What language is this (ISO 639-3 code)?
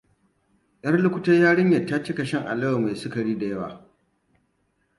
hau